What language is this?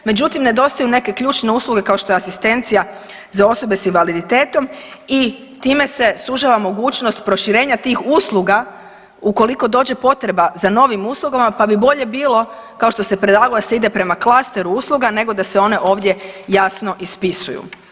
Croatian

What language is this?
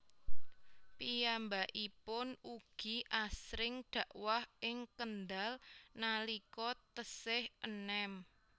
Javanese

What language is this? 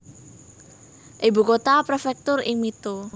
Javanese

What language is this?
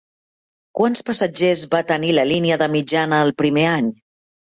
Catalan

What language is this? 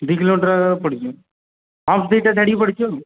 Odia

